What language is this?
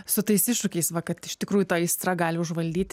Lithuanian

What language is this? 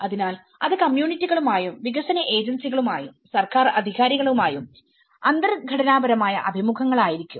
Malayalam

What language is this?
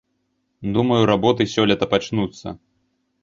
Belarusian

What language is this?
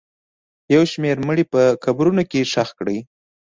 Pashto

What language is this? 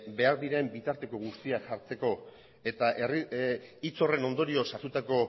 Basque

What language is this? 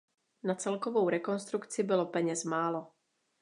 Czech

